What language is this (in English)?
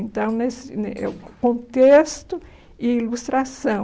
Portuguese